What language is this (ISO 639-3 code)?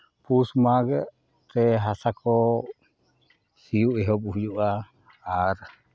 sat